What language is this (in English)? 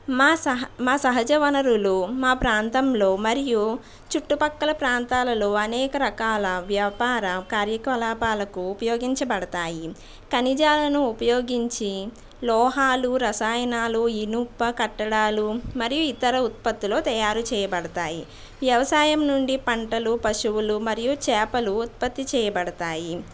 Telugu